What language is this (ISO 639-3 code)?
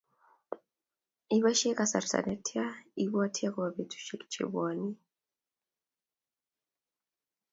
kln